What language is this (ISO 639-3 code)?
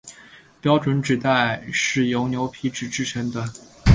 zho